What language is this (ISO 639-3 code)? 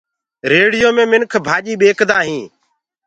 ggg